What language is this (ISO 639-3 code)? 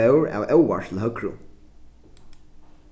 fao